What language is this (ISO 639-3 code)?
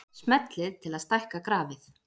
isl